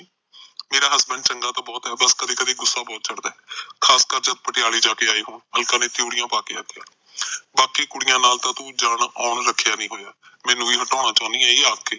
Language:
Punjabi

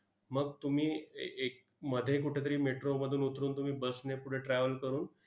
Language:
Marathi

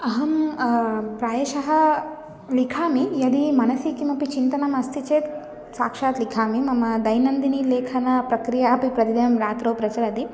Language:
Sanskrit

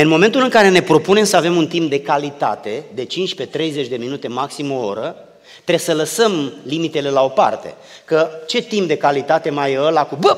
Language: Romanian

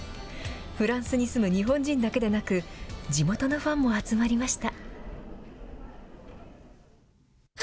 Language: Japanese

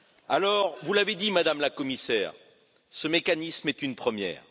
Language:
French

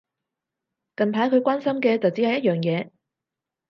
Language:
Cantonese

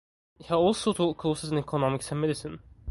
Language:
English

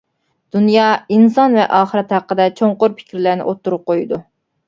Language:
Uyghur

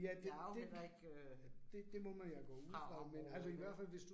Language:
Danish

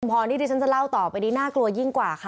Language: Thai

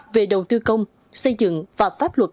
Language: Vietnamese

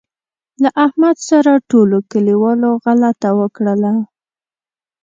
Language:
Pashto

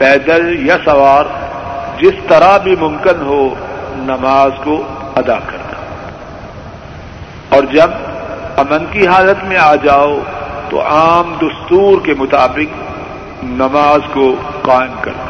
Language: Urdu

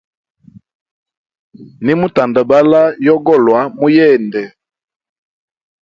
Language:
Hemba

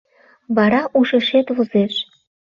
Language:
Mari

